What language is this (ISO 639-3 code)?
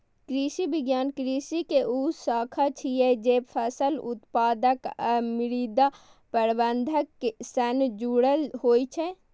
mai